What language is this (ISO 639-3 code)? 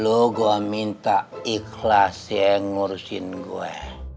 ind